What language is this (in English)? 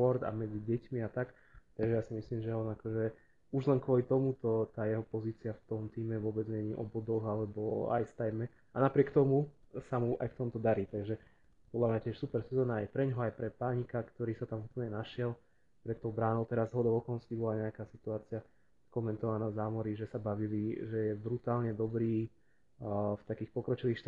Slovak